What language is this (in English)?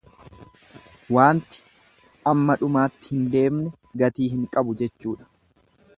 Oromo